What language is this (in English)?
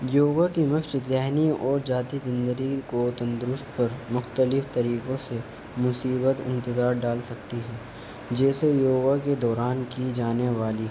Urdu